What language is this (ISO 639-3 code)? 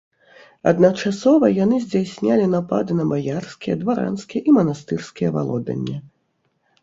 bel